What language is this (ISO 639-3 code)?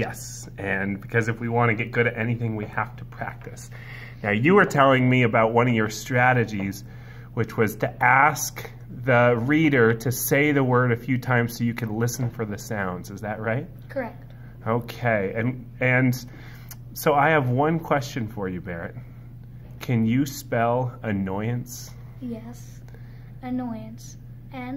eng